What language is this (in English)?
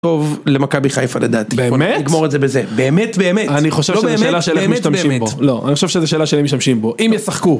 Hebrew